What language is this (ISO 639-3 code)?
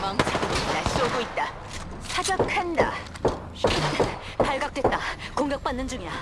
kor